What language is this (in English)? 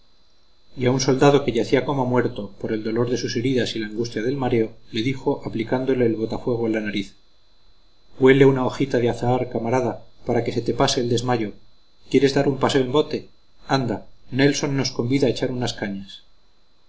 Spanish